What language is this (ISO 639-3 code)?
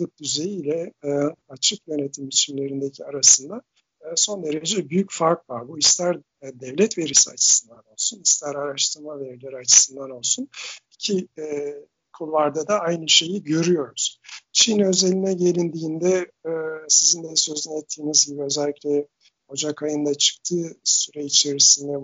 tur